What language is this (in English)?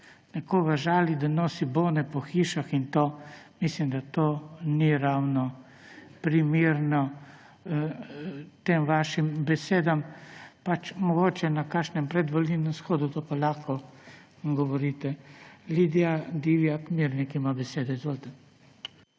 Slovenian